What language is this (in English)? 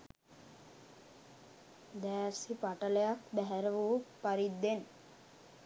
Sinhala